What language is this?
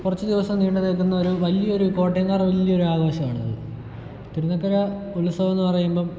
Malayalam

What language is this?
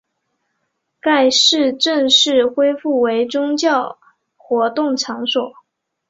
Chinese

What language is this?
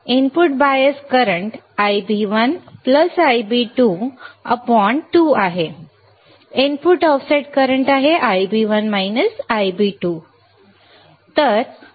Marathi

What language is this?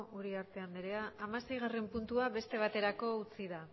Basque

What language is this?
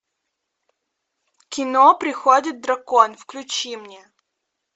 Russian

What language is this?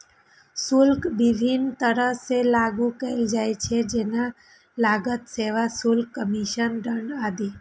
Maithili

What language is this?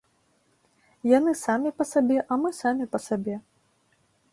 Belarusian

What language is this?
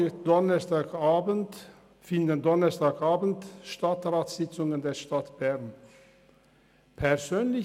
Swiss German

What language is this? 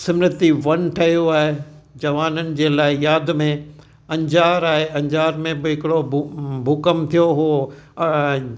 Sindhi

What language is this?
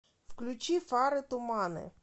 Russian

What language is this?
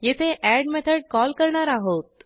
Marathi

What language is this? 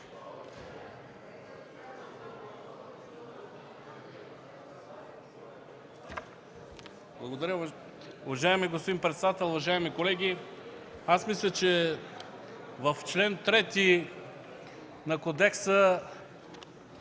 Bulgarian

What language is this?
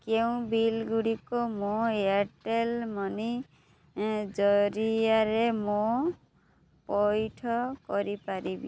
Odia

